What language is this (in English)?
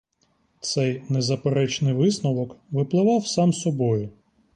Ukrainian